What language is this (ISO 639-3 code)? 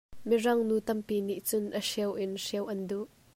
cnh